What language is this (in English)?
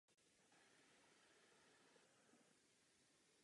Czech